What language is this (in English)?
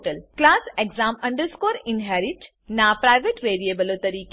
Gujarati